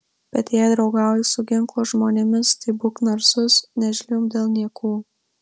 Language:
Lithuanian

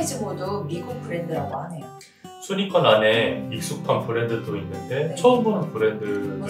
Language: Korean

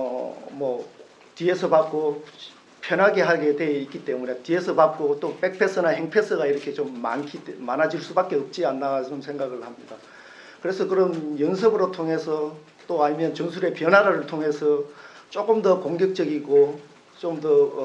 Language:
Korean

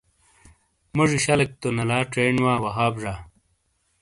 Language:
Shina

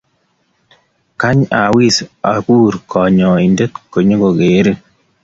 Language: Kalenjin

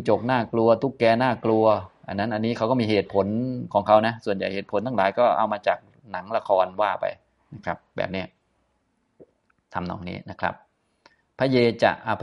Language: Thai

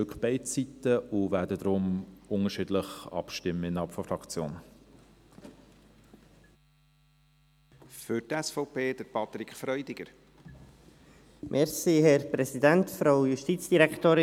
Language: Swiss German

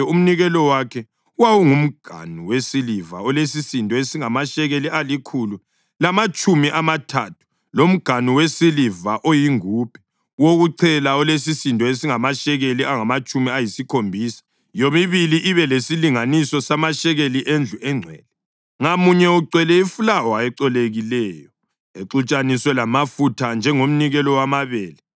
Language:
North Ndebele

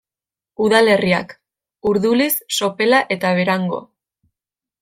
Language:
Basque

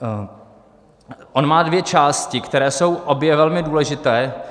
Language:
Czech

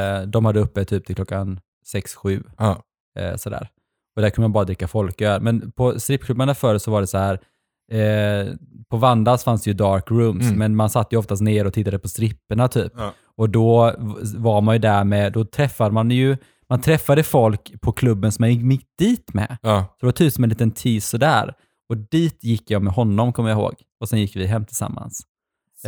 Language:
Swedish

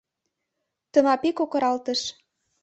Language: Mari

